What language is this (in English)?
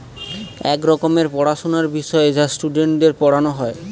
Bangla